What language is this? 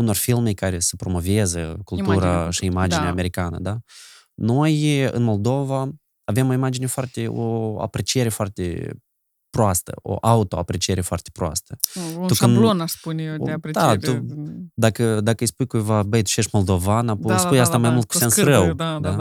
Romanian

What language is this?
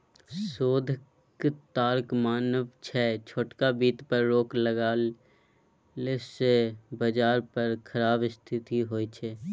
Maithili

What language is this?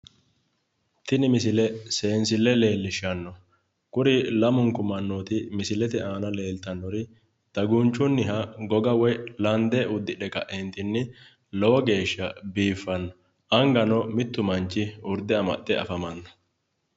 Sidamo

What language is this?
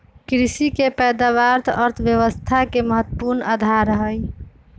Magahi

